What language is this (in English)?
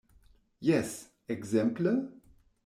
Esperanto